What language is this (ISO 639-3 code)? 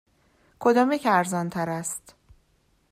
fas